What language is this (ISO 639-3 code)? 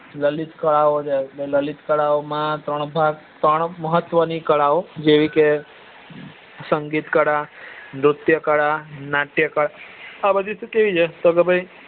guj